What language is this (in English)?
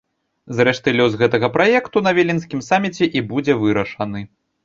Belarusian